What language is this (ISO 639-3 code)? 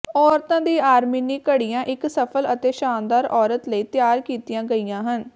pan